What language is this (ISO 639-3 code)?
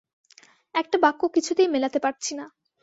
ben